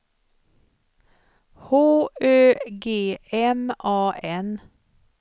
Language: Swedish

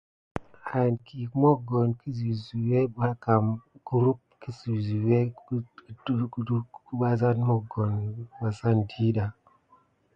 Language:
Gidar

